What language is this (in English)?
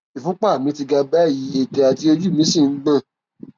Yoruba